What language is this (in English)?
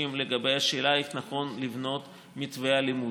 Hebrew